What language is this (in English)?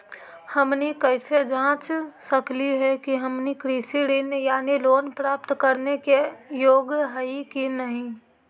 Magahi